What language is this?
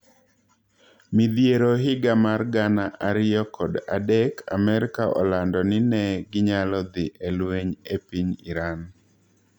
Luo (Kenya and Tanzania)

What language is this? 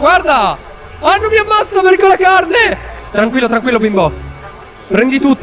Italian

